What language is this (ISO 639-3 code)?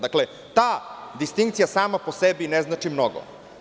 srp